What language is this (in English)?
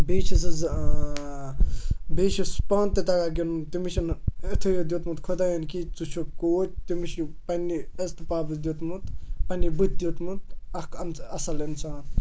Kashmiri